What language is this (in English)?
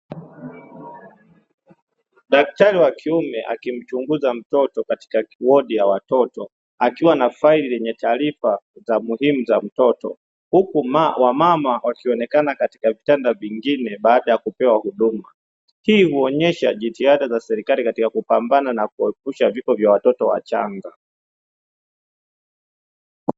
Swahili